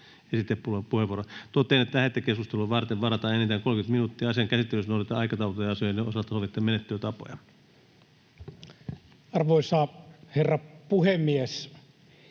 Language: Finnish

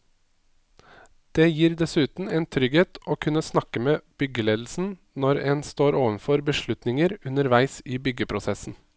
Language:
Norwegian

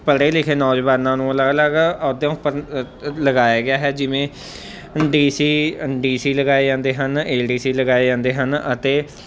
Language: Punjabi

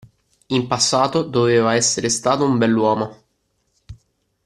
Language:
Italian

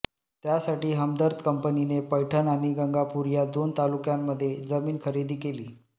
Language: Marathi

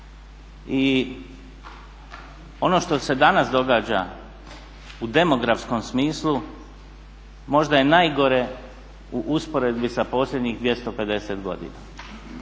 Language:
Croatian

